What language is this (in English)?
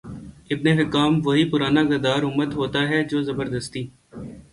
Urdu